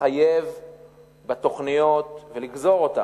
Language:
Hebrew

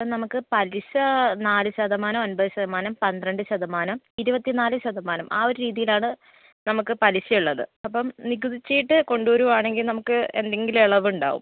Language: Malayalam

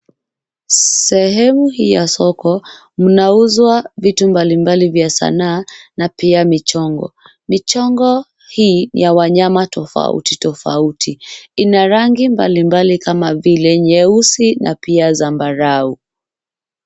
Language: Swahili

